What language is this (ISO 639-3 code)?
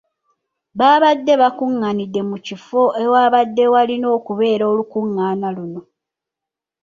lug